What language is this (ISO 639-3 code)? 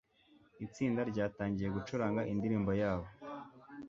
kin